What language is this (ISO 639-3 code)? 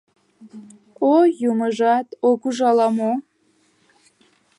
chm